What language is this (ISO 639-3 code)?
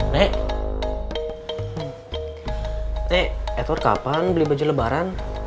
ind